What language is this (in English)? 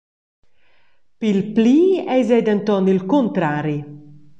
Romansh